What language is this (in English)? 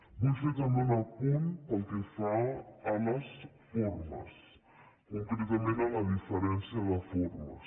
Catalan